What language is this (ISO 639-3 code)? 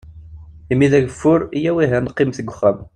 kab